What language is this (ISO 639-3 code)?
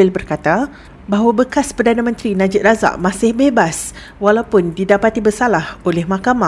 msa